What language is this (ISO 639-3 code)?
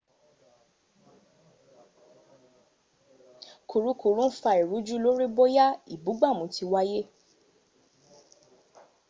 yor